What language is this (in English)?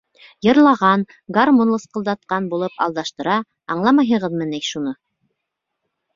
Bashkir